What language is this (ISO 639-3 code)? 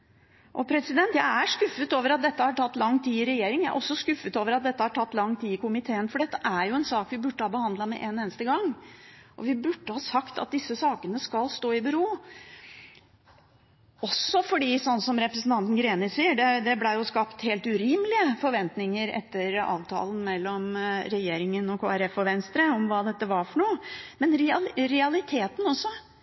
nob